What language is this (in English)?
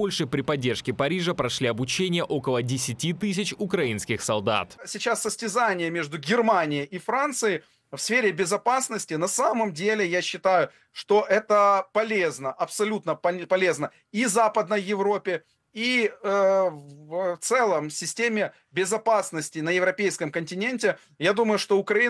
Russian